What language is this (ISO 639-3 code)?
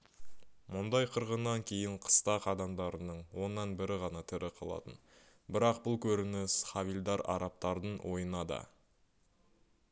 kaz